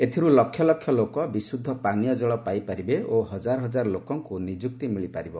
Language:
Odia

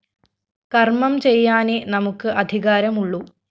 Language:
Malayalam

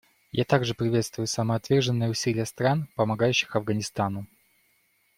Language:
Russian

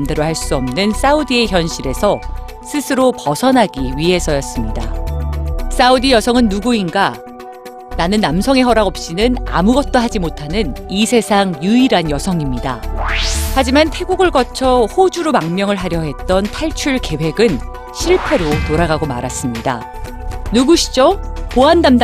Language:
Korean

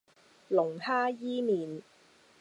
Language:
Cantonese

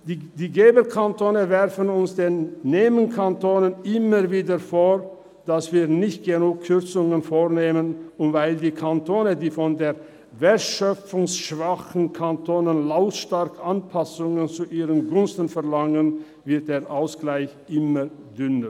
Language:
Swiss German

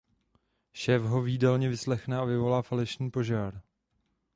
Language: Czech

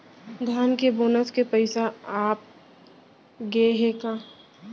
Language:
Chhattisgarhi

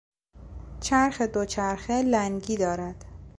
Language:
Persian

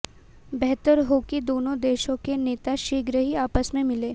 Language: Hindi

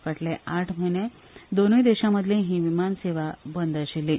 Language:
Konkani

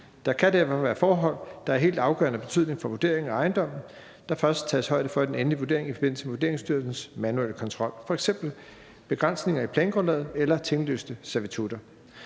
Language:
Danish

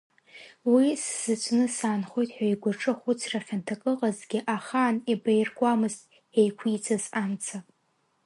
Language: Abkhazian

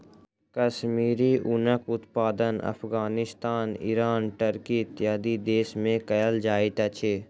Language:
Maithili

